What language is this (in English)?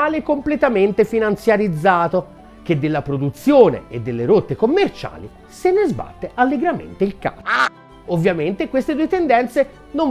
Italian